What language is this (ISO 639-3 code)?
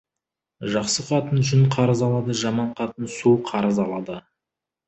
kaz